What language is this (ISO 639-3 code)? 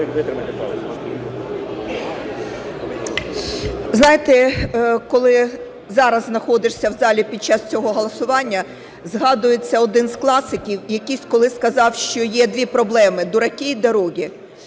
ukr